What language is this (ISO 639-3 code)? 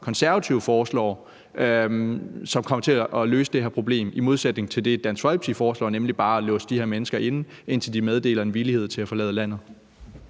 dan